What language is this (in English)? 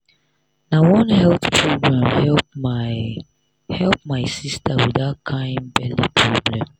Nigerian Pidgin